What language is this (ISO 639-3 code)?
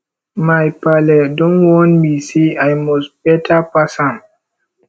pcm